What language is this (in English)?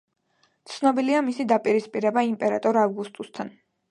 Georgian